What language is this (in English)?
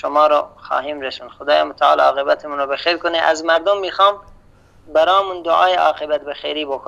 Persian